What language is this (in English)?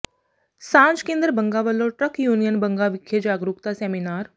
Punjabi